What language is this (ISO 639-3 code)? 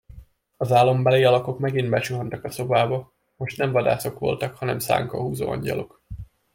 hun